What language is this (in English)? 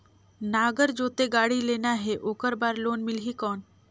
Chhattisgarhi